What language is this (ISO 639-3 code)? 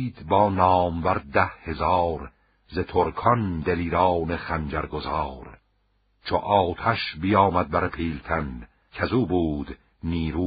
fas